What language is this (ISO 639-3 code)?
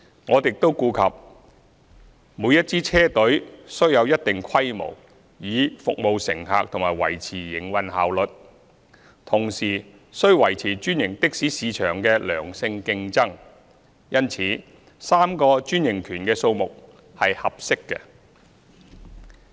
yue